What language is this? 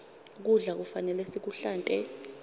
Swati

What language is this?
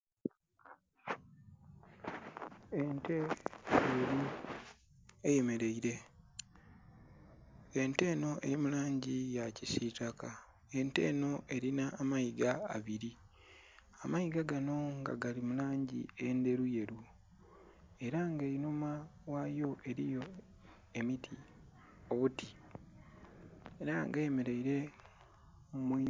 Soga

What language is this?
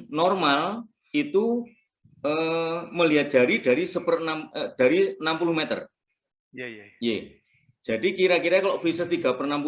Indonesian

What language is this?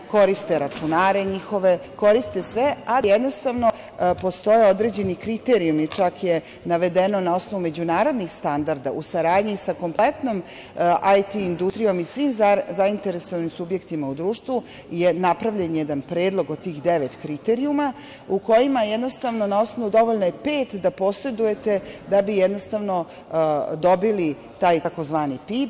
Serbian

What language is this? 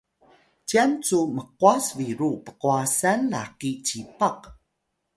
Atayal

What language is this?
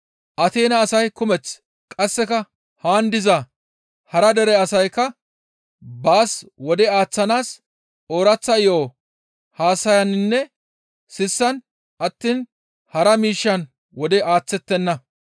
Gamo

